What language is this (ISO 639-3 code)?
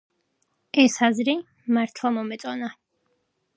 kat